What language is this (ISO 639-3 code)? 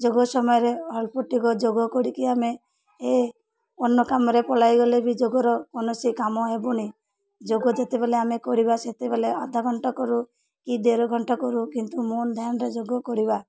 ori